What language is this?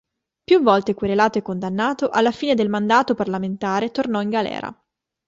Italian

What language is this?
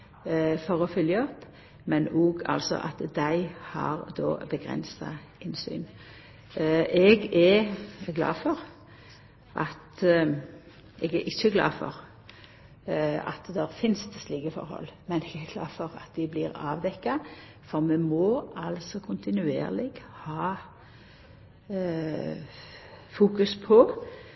Norwegian Nynorsk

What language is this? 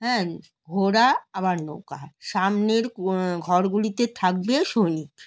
Bangla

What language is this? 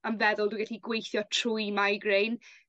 Welsh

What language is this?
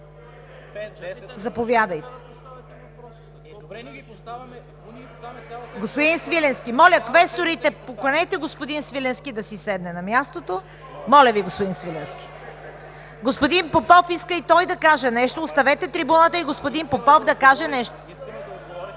Bulgarian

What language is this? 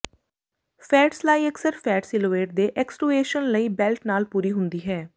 Punjabi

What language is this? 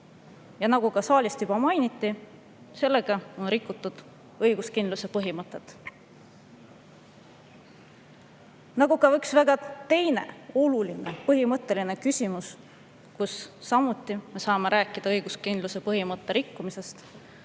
Estonian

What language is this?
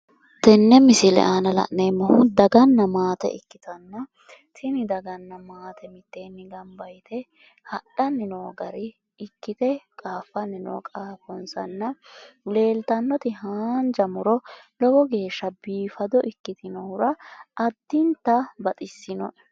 Sidamo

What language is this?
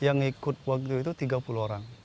Indonesian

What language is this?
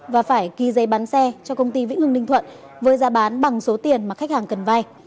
Vietnamese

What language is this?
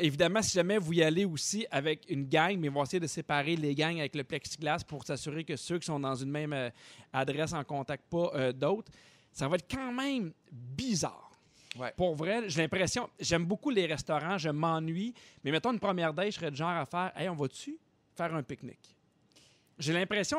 French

